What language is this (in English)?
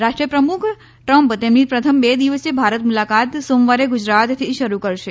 Gujarati